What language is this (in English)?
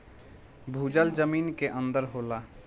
Bhojpuri